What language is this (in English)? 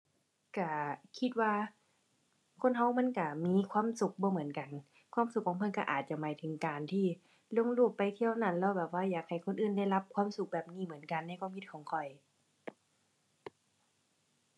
Thai